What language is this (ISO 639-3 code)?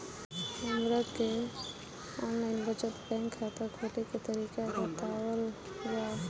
bho